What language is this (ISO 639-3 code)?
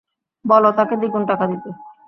ben